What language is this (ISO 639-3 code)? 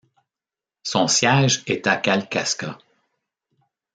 fra